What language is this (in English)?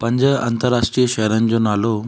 Sindhi